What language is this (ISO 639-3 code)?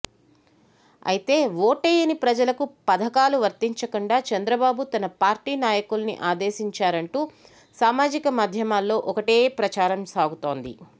tel